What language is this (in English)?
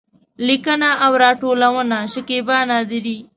Pashto